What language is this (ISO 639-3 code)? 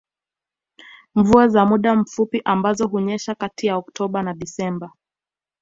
swa